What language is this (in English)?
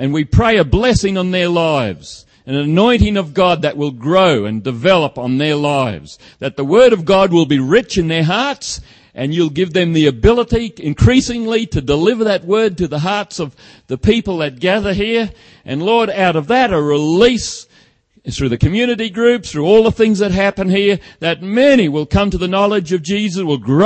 English